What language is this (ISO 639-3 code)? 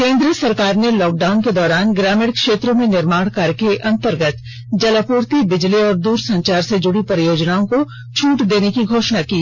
hin